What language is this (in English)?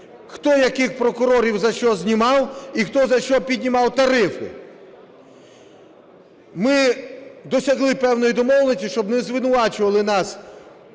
Ukrainian